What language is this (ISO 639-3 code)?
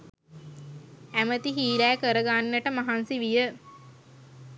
sin